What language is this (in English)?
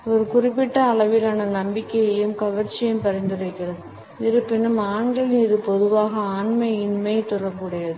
Tamil